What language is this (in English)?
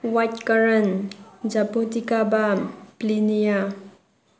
Manipuri